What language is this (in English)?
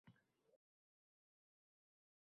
Uzbek